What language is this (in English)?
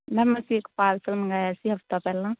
Punjabi